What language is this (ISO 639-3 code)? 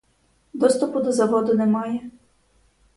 ukr